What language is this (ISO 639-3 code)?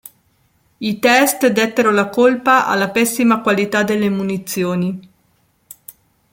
ita